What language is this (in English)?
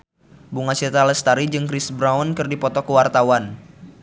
Sundanese